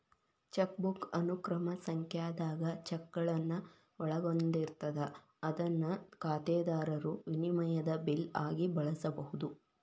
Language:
Kannada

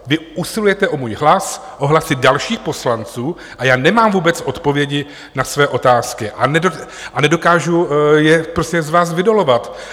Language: Czech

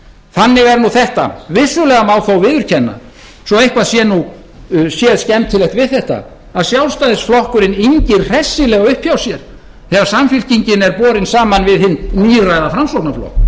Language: Icelandic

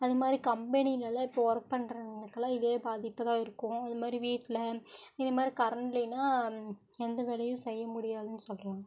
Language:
Tamil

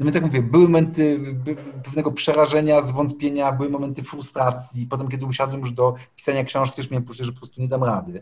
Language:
Polish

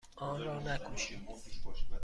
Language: Persian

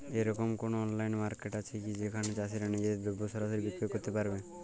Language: Bangla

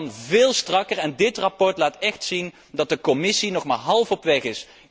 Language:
Dutch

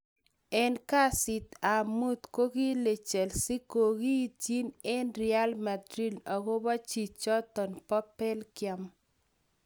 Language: Kalenjin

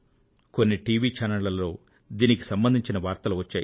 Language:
Telugu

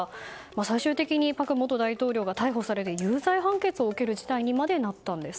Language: Japanese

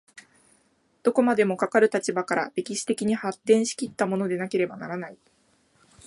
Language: Japanese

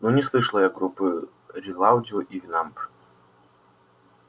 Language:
Russian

